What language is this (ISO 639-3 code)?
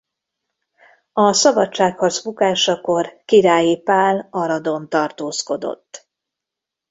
hun